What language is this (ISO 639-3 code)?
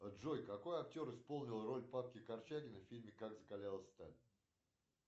rus